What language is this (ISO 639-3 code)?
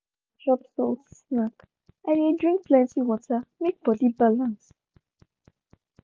pcm